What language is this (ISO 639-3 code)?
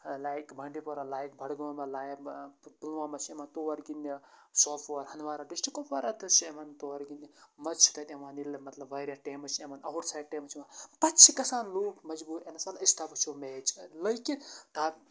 kas